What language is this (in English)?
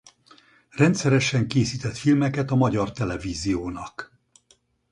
Hungarian